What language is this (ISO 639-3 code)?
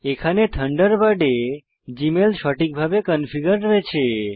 ben